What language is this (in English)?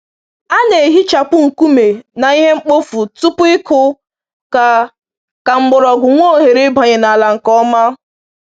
Igbo